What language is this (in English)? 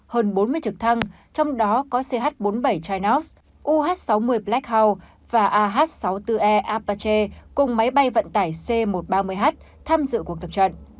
Vietnamese